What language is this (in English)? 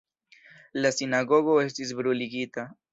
Esperanto